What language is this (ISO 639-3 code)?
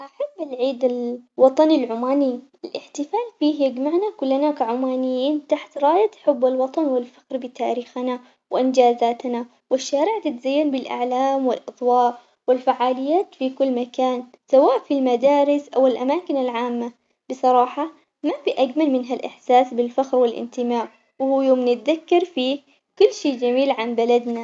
acx